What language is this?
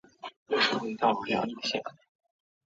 Chinese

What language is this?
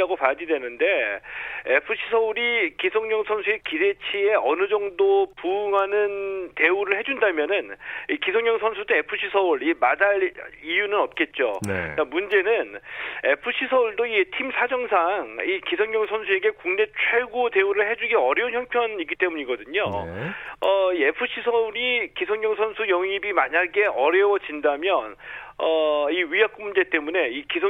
Korean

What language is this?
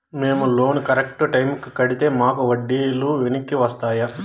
Telugu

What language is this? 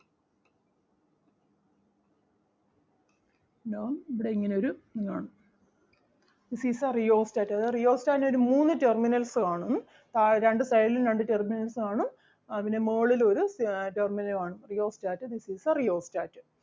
Malayalam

